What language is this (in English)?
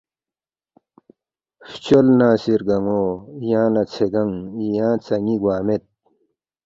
Balti